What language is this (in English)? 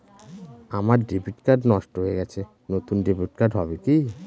Bangla